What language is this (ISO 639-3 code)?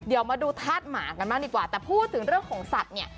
tha